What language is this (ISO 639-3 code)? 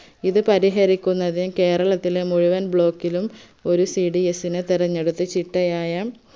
mal